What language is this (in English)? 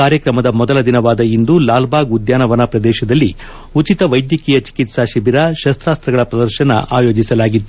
Kannada